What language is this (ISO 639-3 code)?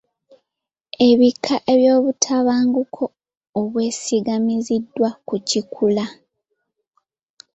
lug